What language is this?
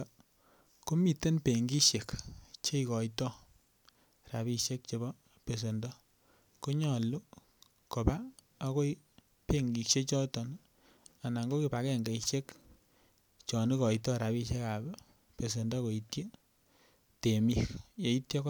Kalenjin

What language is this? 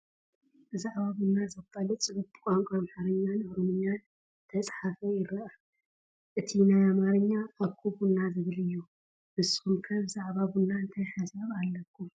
Tigrinya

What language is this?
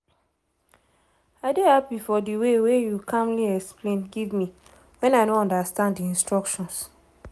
Nigerian Pidgin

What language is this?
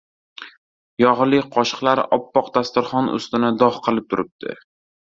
Uzbek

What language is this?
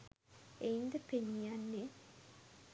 Sinhala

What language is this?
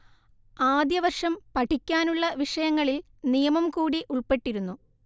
Malayalam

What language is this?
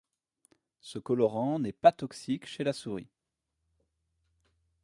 French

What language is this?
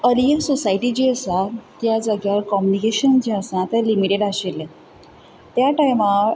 Konkani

